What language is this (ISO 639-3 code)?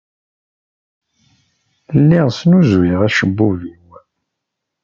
kab